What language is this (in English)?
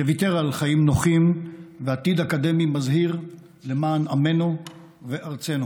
Hebrew